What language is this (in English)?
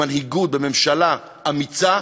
Hebrew